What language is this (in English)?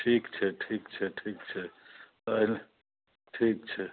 Maithili